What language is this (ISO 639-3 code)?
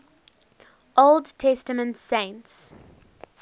eng